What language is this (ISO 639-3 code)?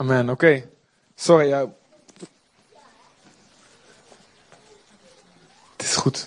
nld